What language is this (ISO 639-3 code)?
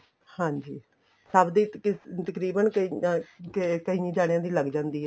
pan